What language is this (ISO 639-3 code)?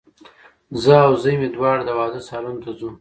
pus